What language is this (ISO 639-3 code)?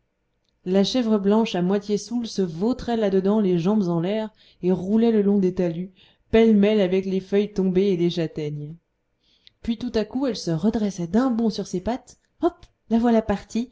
fra